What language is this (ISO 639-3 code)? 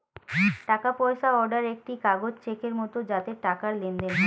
ben